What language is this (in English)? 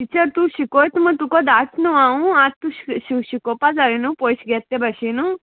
Konkani